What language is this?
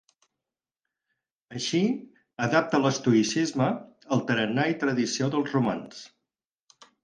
Catalan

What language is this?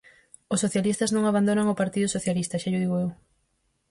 Galician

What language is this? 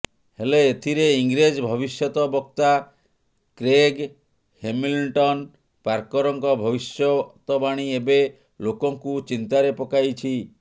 Odia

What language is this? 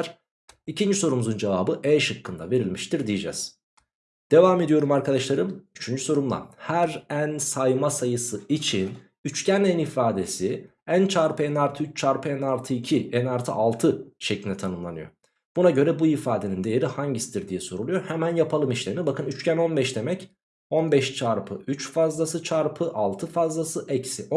Turkish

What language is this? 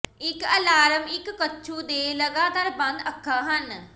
Punjabi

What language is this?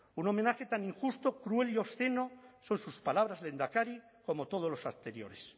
Spanish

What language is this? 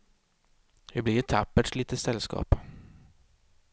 Swedish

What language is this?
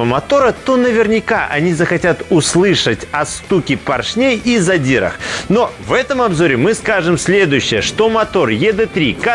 Russian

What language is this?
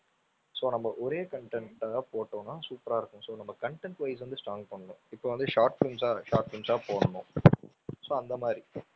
Tamil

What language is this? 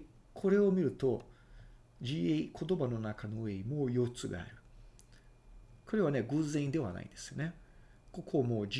Japanese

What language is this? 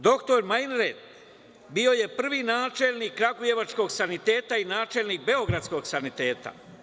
Serbian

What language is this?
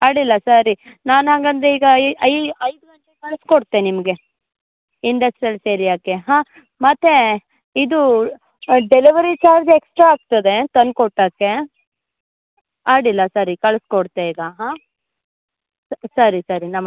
Kannada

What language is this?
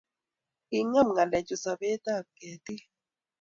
Kalenjin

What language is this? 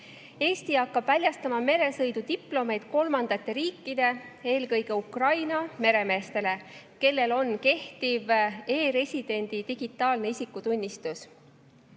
Estonian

